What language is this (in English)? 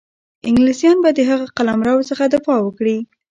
Pashto